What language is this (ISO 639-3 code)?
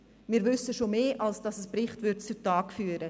gsw